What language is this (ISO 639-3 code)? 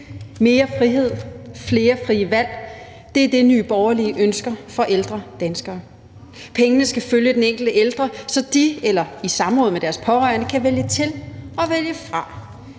dan